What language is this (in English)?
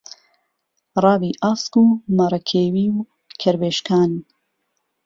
Central Kurdish